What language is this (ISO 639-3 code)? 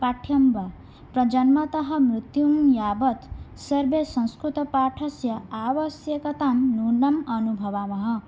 san